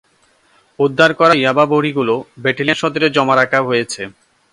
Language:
Bangla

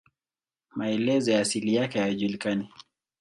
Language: Swahili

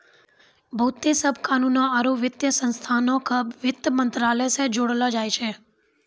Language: Maithili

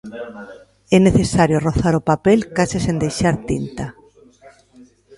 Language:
Galician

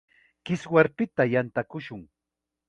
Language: Chiquián Ancash Quechua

